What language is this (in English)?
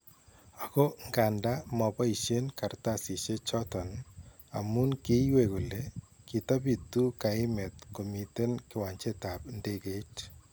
Kalenjin